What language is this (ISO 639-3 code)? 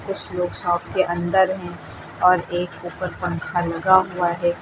hin